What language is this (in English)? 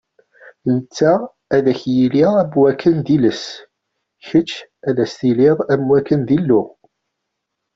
Kabyle